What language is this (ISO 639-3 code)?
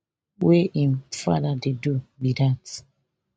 pcm